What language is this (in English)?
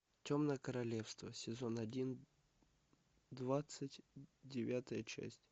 Russian